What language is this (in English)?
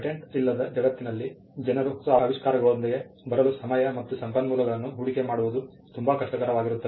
Kannada